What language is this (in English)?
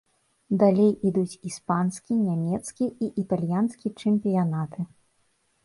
Belarusian